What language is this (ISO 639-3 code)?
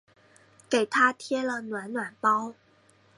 zho